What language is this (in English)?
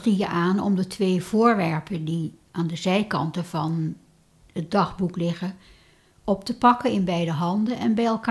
Dutch